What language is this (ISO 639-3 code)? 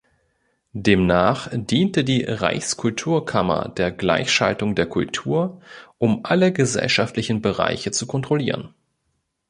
deu